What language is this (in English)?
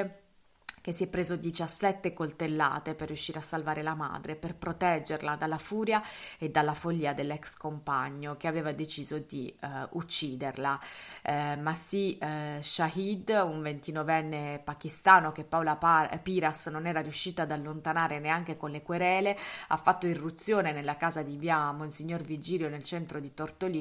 Italian